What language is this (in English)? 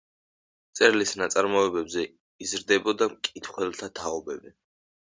Georgian